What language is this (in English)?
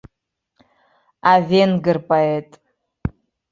Abkhazian